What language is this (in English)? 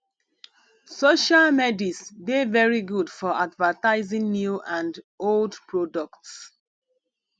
Nigerian Pidgin